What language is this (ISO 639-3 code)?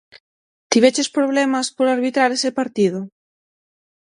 glg